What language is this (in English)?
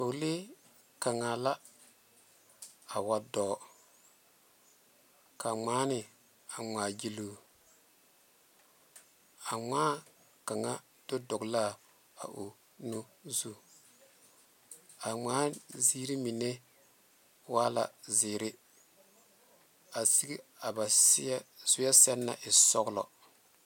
Southern Dagaare